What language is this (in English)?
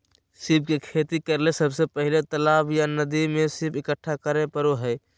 Magahi